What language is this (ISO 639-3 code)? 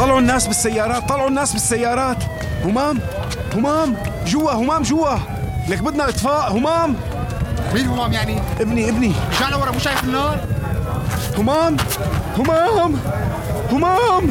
ara